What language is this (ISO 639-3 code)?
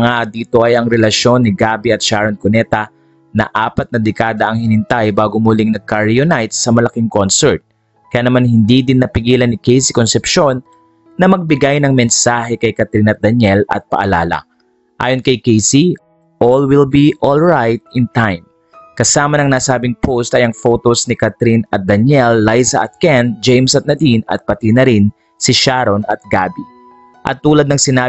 fil